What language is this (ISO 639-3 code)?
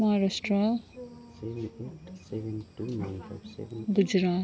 nep